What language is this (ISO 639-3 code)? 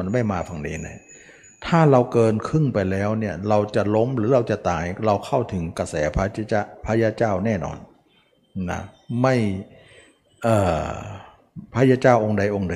tha